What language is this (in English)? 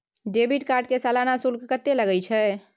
Maithili